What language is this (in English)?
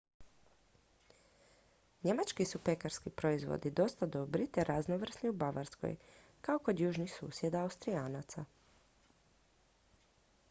Croatian